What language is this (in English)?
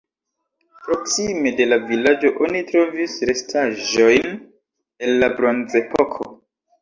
Esperanto